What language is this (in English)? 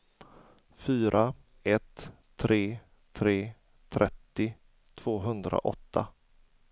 Swedish